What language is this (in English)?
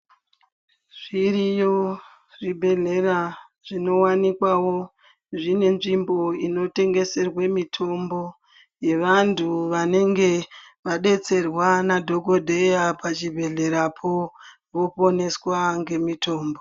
Ndau